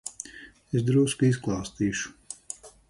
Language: Latvian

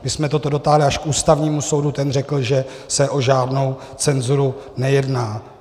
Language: Czech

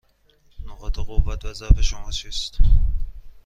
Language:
Persian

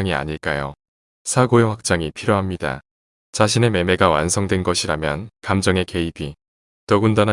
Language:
Korean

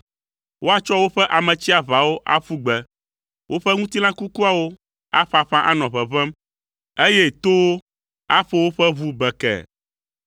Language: Ewe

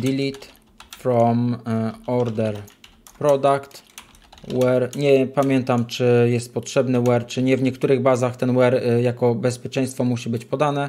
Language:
Polish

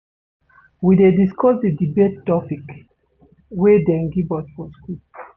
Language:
Nigerian Pidgin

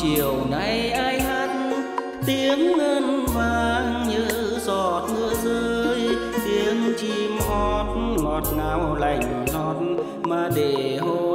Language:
Vietnamese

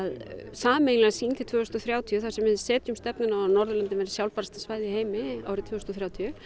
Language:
Icelandic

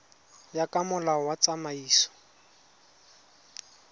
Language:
Tswana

